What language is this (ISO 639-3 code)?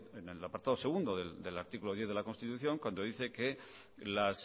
spa